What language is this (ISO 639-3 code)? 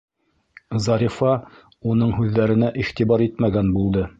bak